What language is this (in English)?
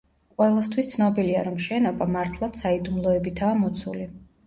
Georgian